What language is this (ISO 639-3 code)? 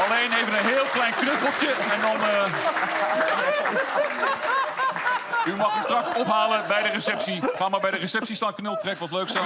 nld